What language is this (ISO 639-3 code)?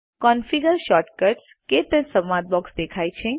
guj